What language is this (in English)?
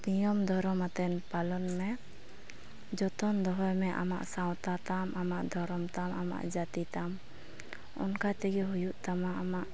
Santali